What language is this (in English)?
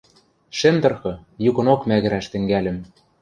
Western Mari